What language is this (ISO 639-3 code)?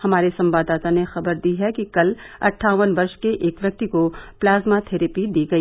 hin